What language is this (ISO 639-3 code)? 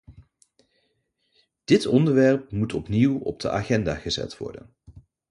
nld